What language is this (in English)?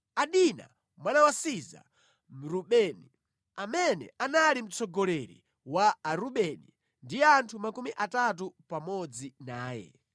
Nyanja